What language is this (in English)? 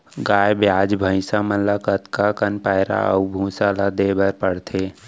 Chhattisgarhi